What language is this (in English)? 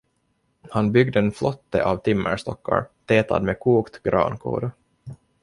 Swedish